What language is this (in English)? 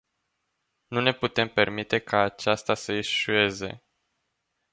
Romanian